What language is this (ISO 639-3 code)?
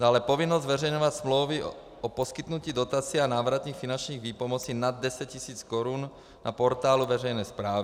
ces